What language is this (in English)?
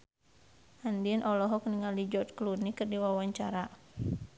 Sundanese